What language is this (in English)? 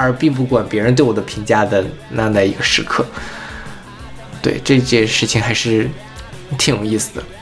Chinese